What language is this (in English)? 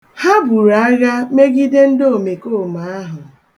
Igbo